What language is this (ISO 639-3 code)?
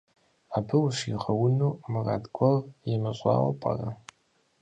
kbd